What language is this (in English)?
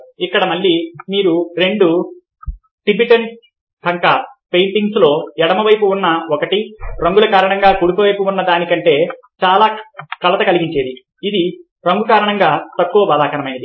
Telugu